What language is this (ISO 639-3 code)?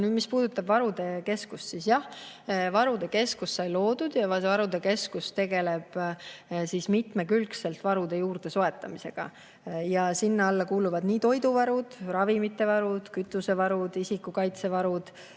est